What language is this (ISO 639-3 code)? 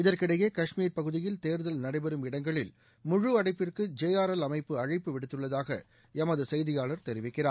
tam